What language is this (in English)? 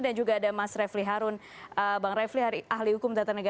Indonesian